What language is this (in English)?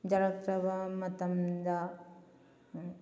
Manipuri